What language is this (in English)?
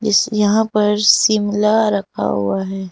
Hindi